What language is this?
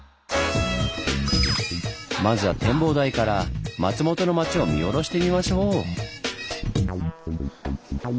Japanese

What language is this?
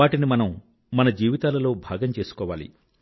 Telugu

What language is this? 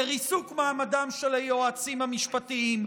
Hebrew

